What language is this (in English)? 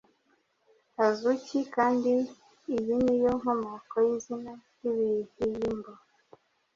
Kinyarwanda